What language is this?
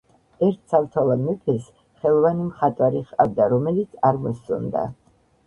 Georgian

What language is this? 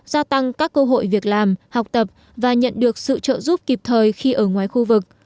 Vietnamese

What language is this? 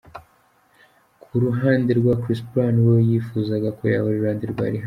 Kinyarwanda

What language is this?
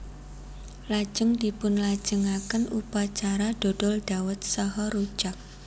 Javanese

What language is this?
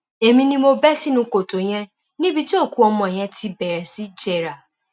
Yoruba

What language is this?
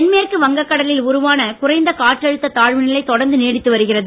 Tamil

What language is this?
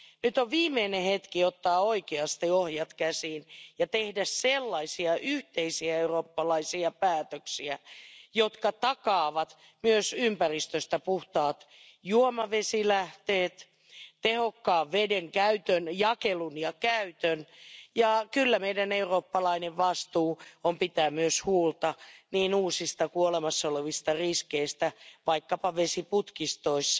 Finnish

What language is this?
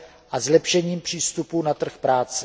Czech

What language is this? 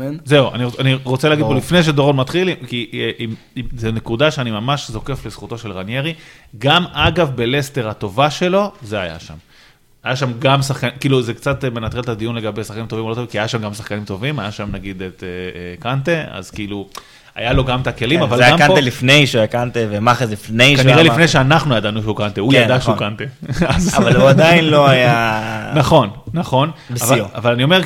Hebrew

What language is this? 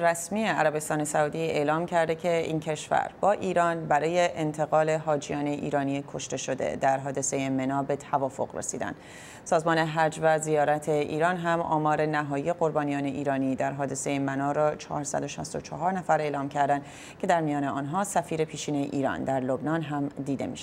Persian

